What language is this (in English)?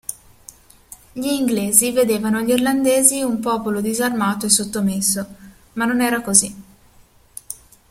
Italian